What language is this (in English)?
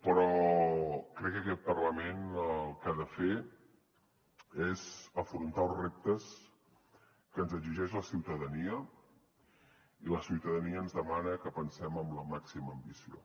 Catalan